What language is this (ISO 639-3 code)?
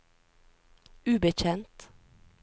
nor